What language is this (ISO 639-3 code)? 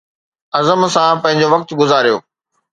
snd